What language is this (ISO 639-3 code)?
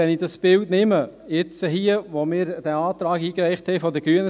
gsw